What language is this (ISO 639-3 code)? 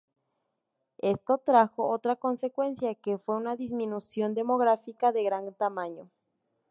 spa